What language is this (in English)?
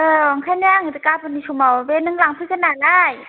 Bodo